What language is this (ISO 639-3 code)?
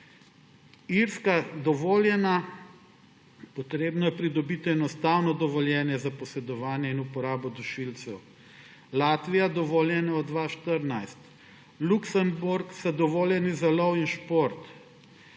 slv